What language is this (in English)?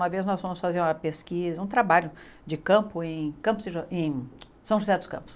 Portuguese